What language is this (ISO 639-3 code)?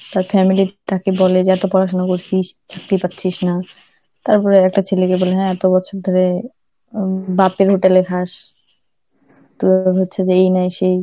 ben